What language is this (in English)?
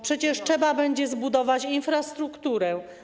Polish